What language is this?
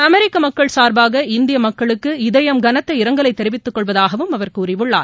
Tamil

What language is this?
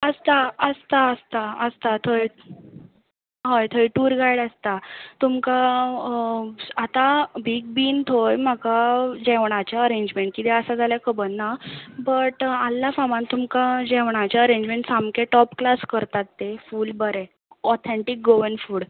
Konkani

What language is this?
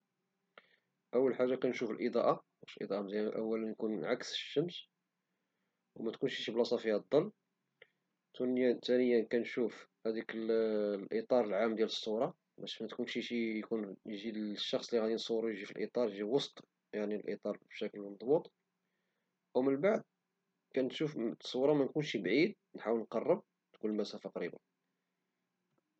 Moroccan Arabic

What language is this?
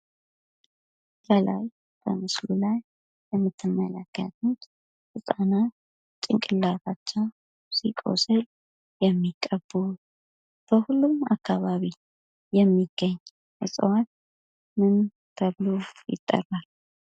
Amharic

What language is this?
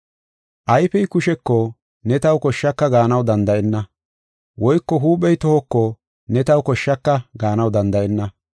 Gofa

